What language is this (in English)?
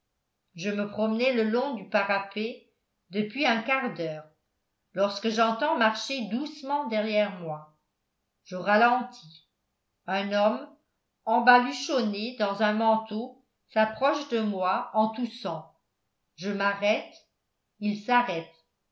French